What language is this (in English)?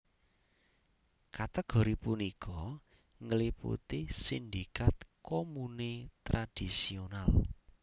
Javanese